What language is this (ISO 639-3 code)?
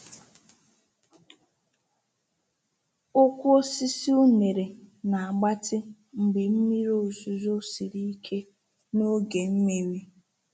ibo